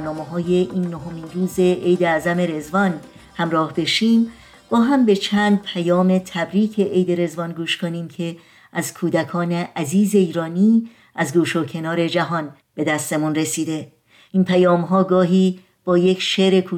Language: Persian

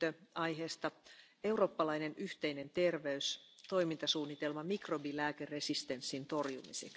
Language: German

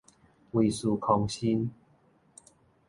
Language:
Min Nan Chinese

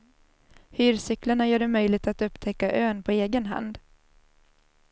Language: Swedish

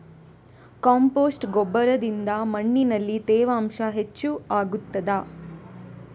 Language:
Kannada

